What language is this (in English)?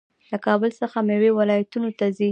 Pashto